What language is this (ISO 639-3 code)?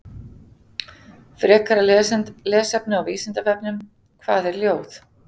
isl